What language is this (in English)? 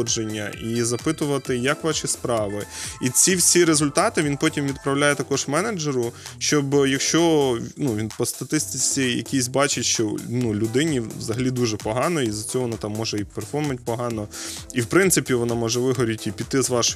Ukrainian